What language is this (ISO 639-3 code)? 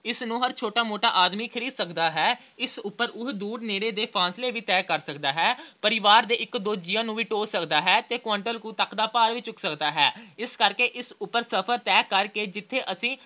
pan